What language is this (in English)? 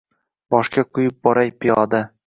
Uzbek